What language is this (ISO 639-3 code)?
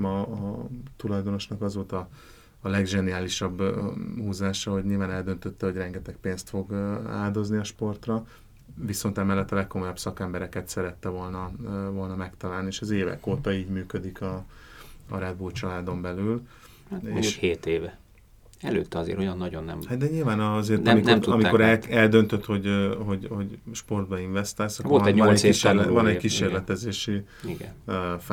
hun